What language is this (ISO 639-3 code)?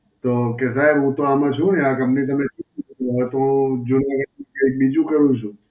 guj